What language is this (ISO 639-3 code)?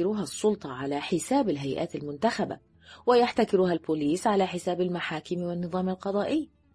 ara